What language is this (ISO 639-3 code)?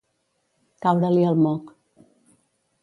cat